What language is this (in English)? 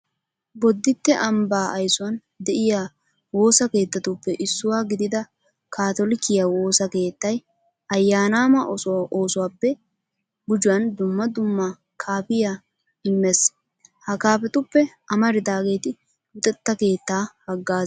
Wolaytta